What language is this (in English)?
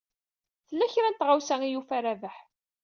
Kabyle